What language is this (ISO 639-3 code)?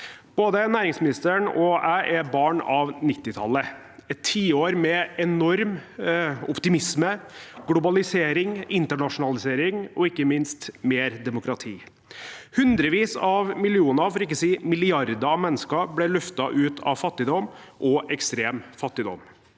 nor